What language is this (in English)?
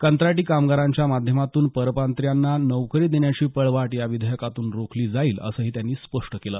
Marathi